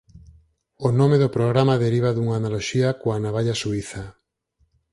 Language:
Galician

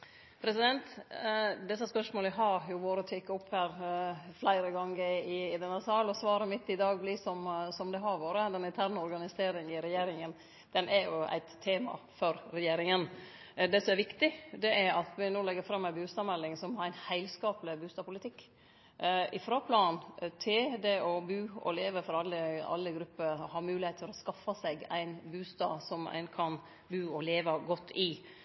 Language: Norwegian Nynorsk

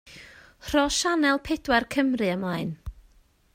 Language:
Welsh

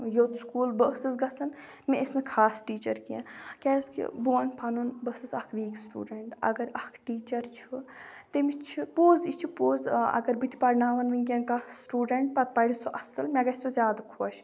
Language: Kashmiri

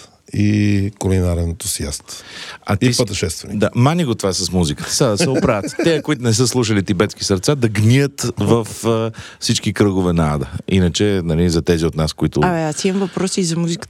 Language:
Bulgarian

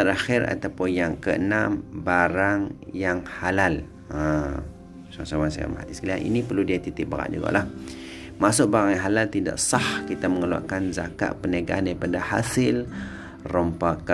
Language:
Malay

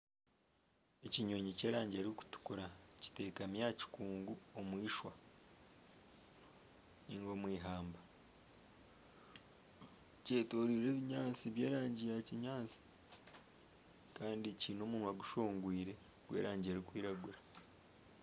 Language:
Nyankole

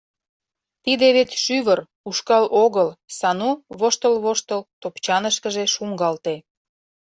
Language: Mari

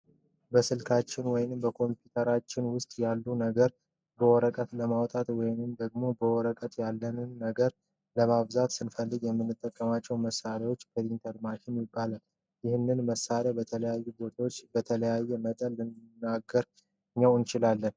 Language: Amharic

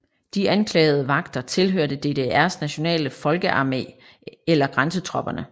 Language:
Danish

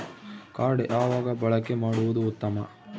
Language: Kannada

